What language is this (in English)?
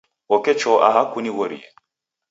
Taita